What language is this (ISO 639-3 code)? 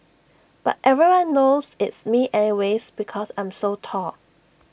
eng